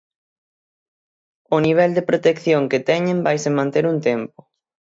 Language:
Galician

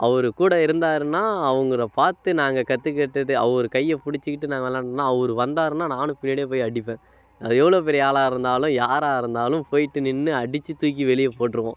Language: Tamil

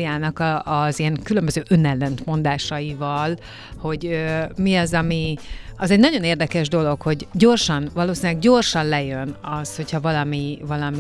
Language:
Hungarian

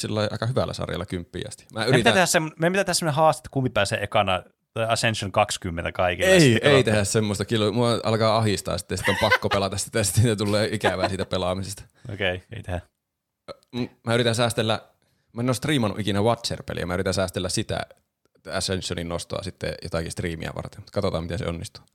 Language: Finnish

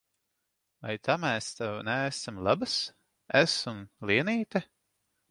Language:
Latvian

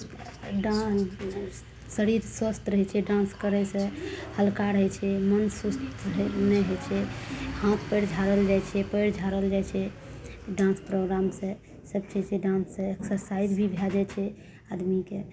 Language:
Maithili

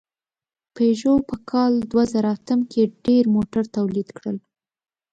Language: Pashto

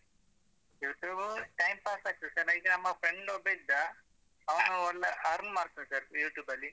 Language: Kannada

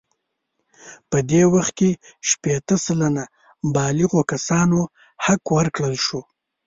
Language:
Pashto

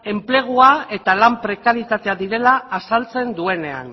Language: Basque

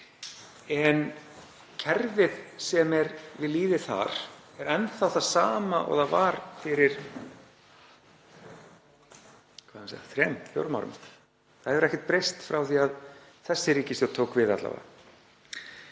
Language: Icelandic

